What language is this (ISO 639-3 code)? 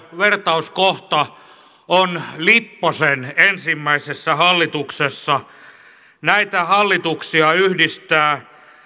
fin